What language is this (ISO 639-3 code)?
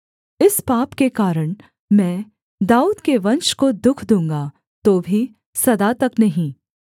hin